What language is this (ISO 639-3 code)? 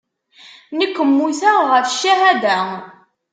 kab